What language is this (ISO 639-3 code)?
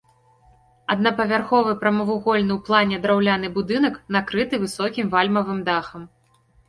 bel